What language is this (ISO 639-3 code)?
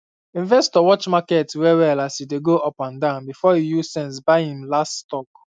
pcm